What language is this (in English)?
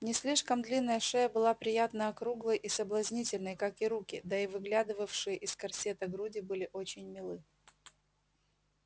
Russian